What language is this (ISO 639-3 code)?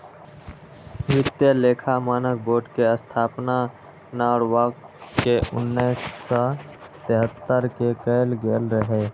mai